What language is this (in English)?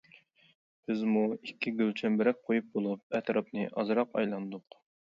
Uyghur